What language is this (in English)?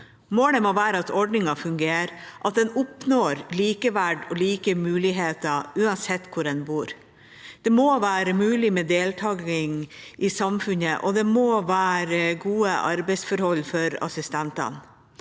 Norwegian